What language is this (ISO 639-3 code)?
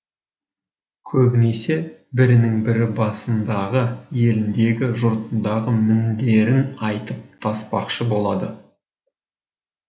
kaz